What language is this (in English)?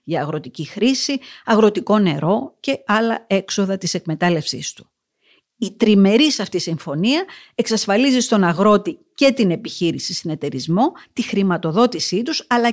Greek